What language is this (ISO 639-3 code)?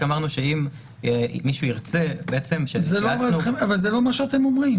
heb